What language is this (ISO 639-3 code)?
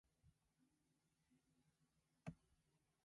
jpn